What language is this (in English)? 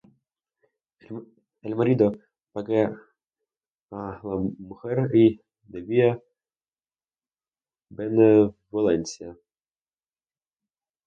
Spanish